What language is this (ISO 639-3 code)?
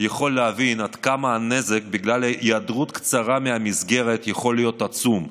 heb